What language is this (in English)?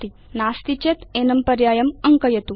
Sanskrit